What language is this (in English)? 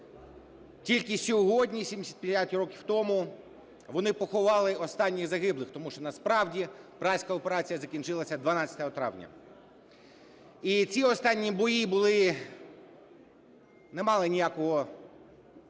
Ukrainian